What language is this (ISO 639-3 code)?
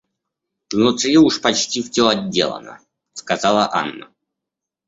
rus